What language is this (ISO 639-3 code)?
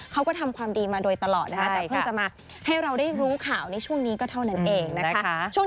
tha